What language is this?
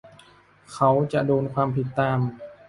Thai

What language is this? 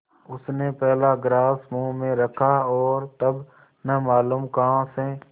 Hindi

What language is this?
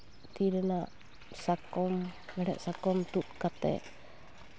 Santali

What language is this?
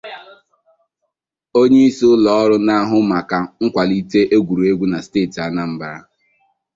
Igbo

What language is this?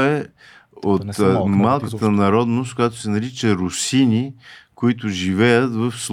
Bulgarian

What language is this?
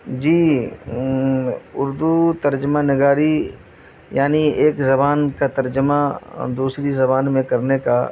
Urdu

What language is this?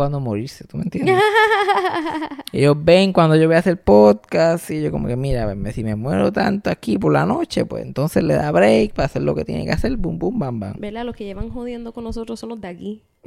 Spanish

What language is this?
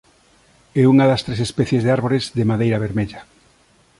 Galician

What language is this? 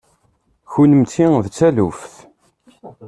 Kabyle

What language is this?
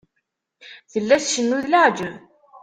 Kabyle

